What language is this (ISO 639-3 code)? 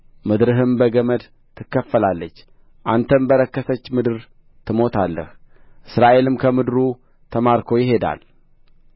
amh